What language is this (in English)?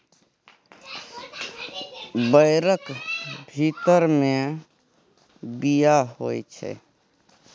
Maithili